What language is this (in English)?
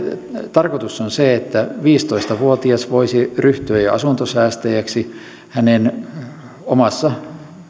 Finnish